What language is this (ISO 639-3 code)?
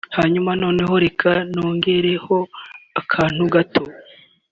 kin